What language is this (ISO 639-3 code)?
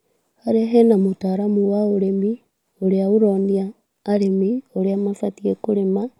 kik